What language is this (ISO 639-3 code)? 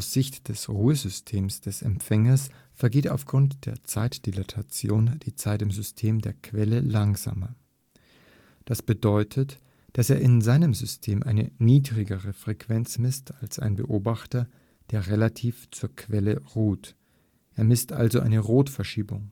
deu